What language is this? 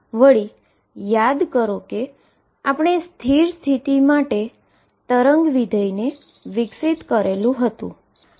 Gujarati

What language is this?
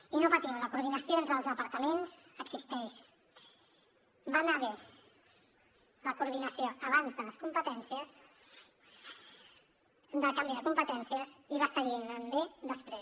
Catalan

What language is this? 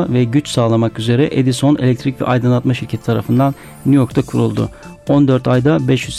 Turkish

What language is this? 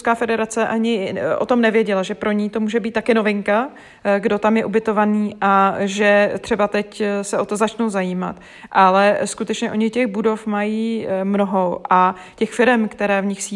Czech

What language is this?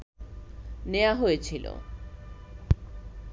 Bangla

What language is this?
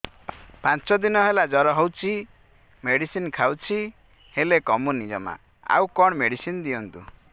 Odia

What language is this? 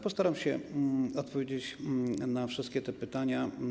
Polish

